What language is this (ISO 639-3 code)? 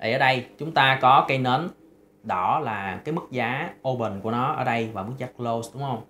vie